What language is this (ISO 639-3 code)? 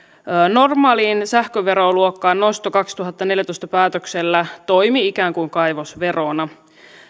fin